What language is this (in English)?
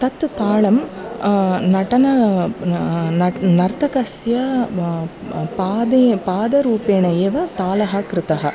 Sanskrit